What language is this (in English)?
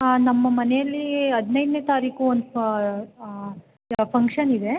Kannada